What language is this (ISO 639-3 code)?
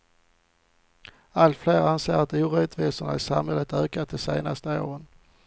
swe